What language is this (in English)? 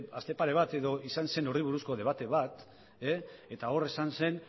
Basque